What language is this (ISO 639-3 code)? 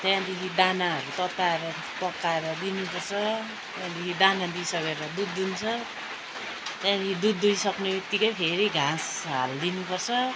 nep